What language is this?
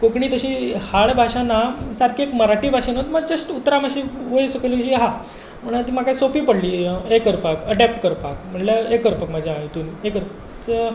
Konkani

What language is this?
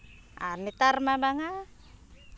Santali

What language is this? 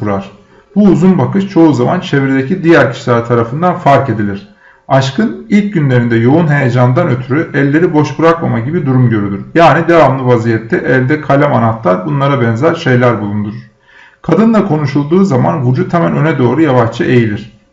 Turkish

